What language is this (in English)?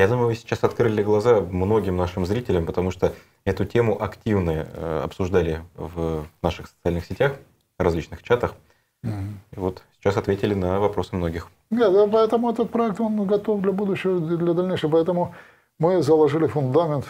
Russian